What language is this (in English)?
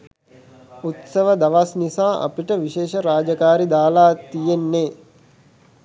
Sinhala